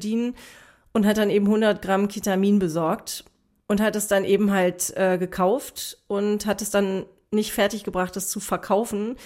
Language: German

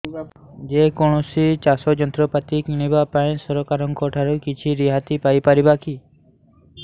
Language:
Odia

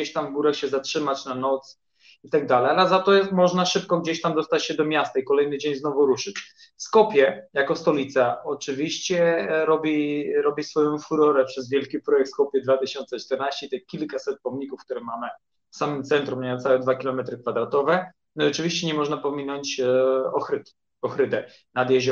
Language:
Polish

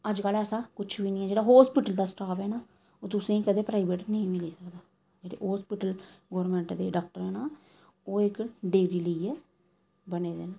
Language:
Dogri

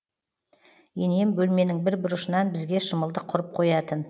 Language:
Kazakh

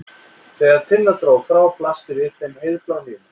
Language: Icelandic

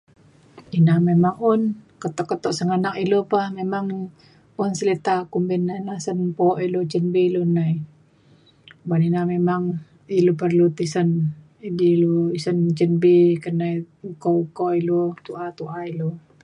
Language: Mainstream Kenyah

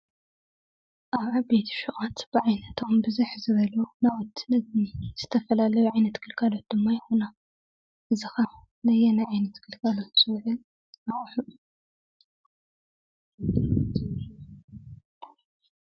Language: Tigrinya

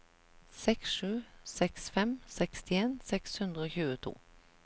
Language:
Norwegian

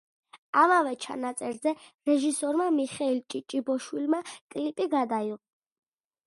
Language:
Georgian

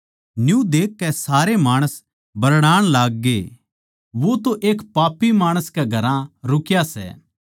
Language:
Haryanvi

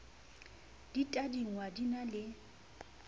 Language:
Southern Sotho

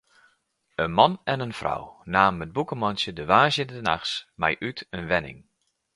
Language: Western Frisian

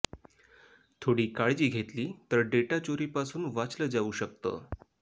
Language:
Marathi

